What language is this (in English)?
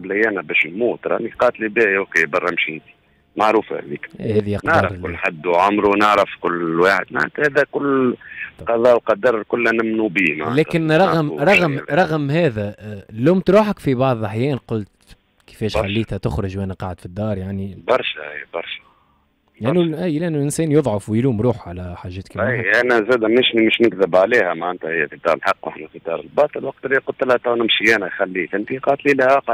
Arabic